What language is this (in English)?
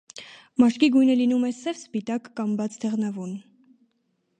Armenian